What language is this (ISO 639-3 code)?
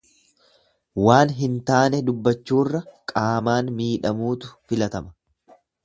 orm